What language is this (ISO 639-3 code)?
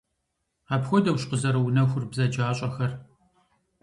kbd